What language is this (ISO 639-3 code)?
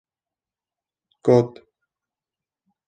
kur